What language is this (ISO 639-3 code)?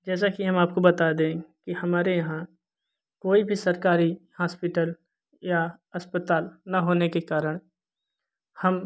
hin